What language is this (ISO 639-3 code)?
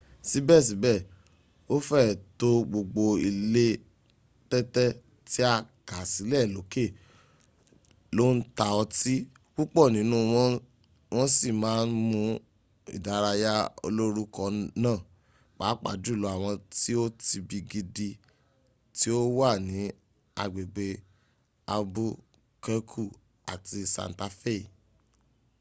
yor